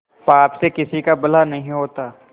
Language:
Hindi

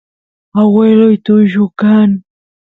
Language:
Santiago del Estero Quichua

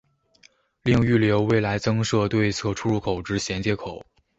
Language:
Chinese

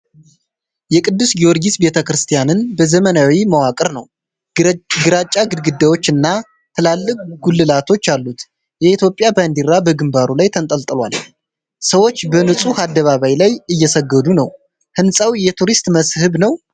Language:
Amharic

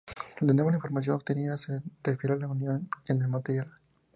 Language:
Spanish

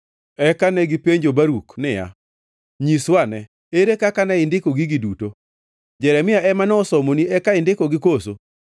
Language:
Luo (Kenya and Tanzania)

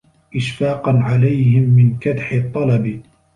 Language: Arabic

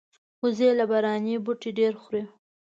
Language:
Pashto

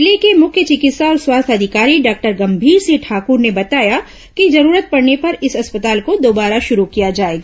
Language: Hindi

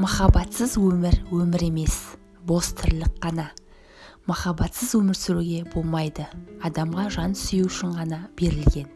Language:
Turkish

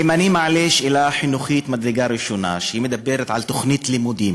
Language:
Hebrew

